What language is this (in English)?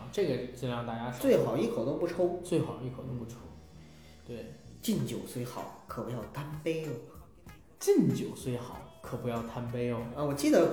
Chinese